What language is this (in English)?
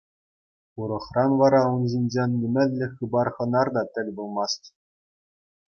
Chuvash